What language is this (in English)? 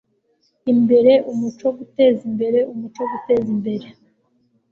Kinyarwanda